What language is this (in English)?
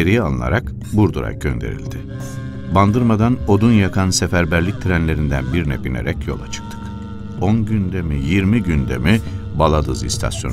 Turkish